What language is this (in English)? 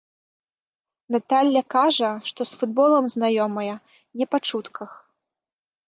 Belarusian